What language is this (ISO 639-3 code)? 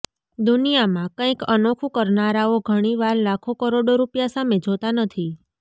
guj